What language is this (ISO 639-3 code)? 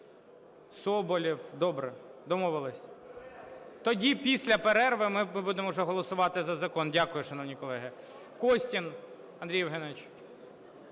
ukr